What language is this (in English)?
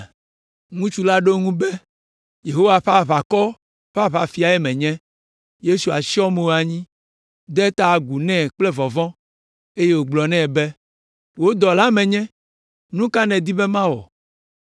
Ewe